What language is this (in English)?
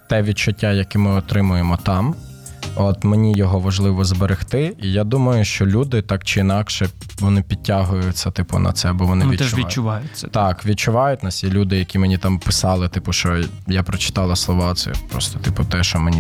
Ukrainian